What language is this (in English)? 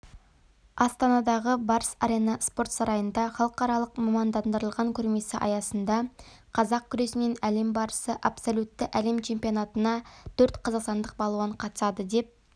Kazakh